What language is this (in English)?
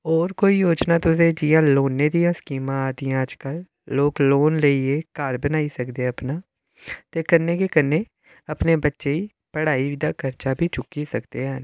Dogri